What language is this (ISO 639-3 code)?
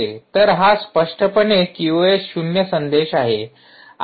mar